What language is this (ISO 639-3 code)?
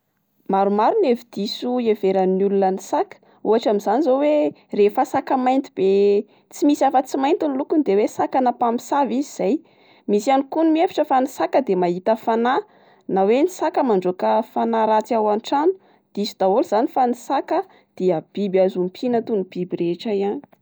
mlg